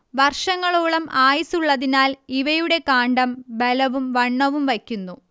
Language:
Malayalam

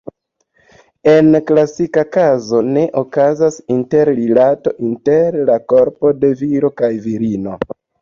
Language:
Esperanto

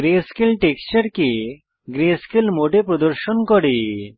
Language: Bangla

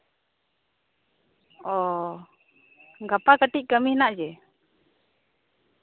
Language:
Santali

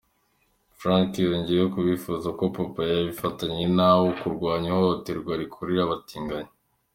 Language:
Kinyarwanda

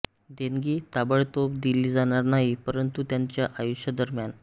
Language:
Marathi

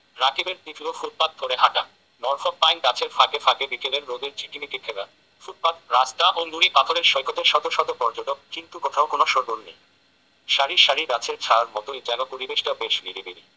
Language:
Bangla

